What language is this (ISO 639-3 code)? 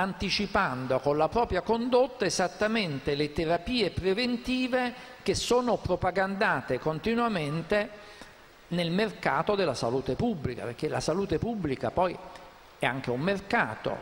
ita